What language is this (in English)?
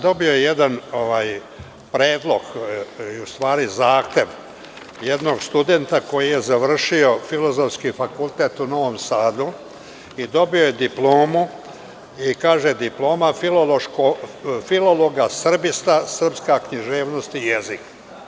Serbian